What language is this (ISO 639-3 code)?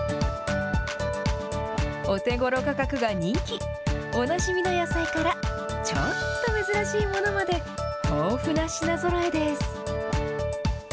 jpn